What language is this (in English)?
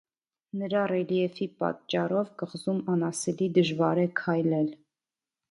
Armenian